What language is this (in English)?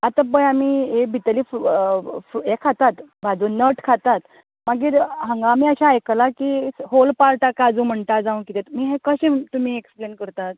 Konkani